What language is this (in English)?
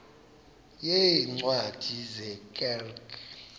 Xhosa